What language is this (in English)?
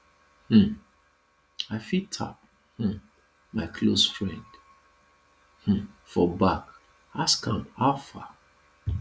Nigerian Pidgin